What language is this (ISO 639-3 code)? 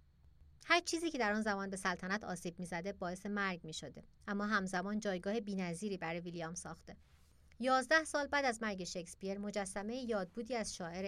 fas